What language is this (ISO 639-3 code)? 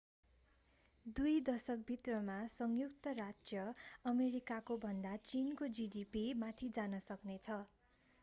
nep